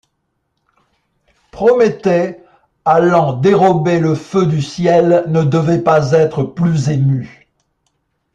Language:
French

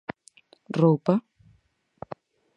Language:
Galician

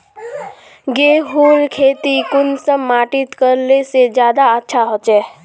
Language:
Magahi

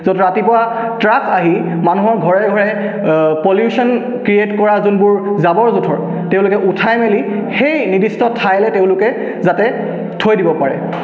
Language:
Assamese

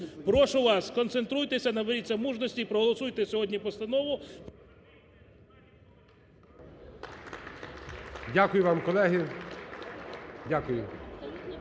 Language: Ukrainian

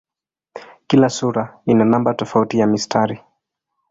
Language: Swahili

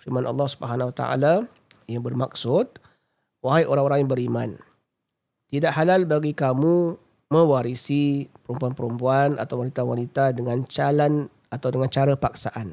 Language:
Malay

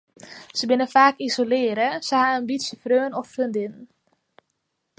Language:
Western Frisian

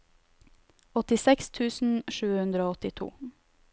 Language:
Norwegian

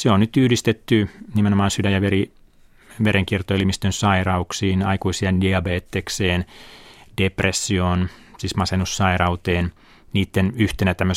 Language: Finnish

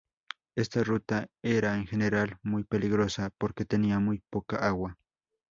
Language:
Spanish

